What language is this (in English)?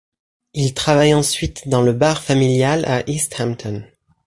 French